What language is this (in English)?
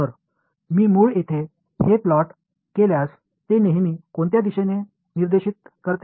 Marathi